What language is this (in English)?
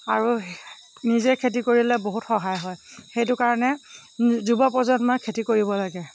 Assamese